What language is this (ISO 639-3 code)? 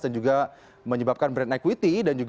ind